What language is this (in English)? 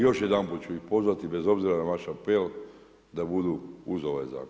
Croatian